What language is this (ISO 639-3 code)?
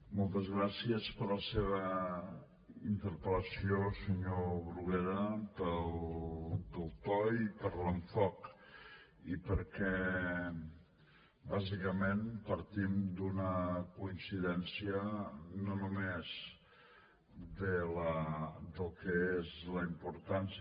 cat